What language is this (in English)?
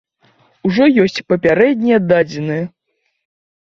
Belarusian